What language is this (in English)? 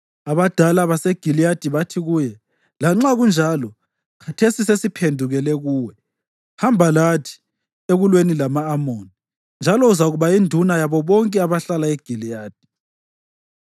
North Ndebele